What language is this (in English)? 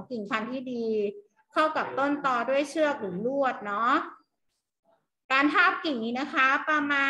Thai